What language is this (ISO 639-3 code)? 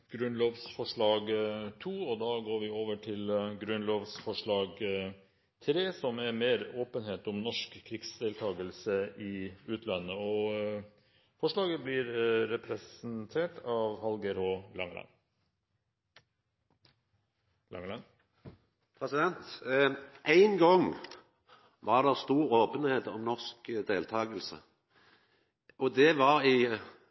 nor